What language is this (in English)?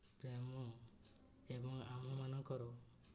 Odia